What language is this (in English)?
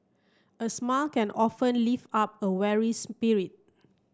English